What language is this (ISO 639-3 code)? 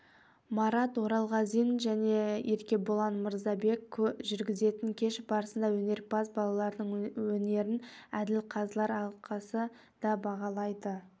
kaz